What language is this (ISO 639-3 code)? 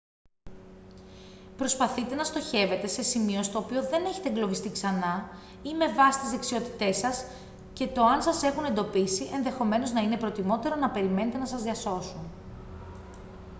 ell